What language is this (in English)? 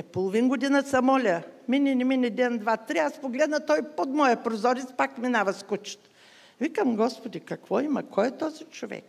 Bulgarian